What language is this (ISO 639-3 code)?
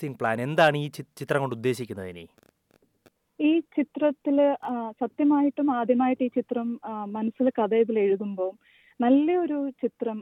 mal